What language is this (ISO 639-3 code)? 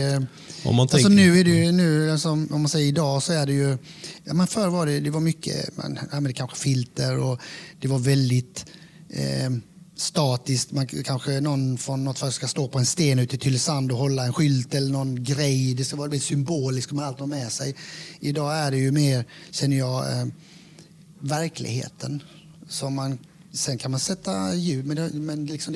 swe